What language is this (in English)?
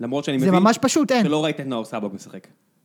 Hebrew